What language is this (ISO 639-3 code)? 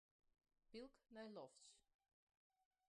fry